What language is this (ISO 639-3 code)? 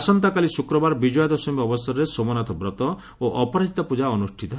ori